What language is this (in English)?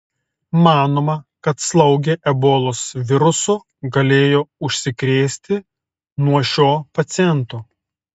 Lithuanian